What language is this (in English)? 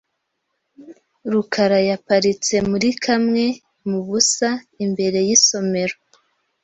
Kinyarwanda